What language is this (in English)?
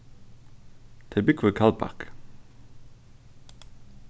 Faroese